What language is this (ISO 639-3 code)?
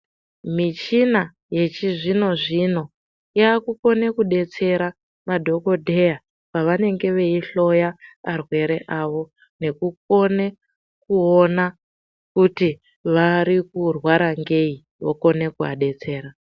ndc